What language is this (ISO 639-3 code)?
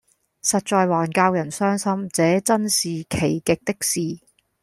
yue